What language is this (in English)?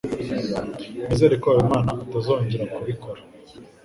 Kinyarwanda